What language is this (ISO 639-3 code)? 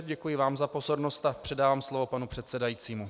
ces